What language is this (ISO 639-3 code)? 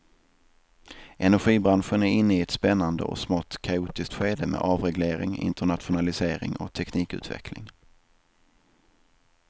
swe